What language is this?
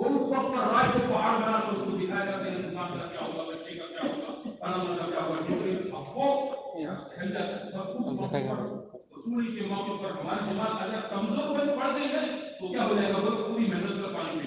Romanian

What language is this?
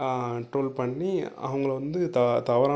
Tamil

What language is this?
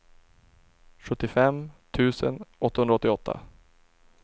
Swedish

